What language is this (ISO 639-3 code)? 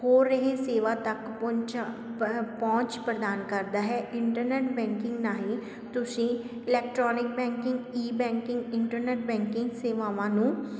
pan